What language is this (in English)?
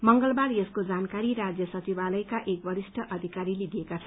Nepali